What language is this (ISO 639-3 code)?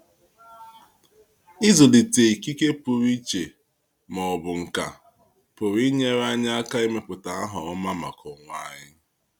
ibo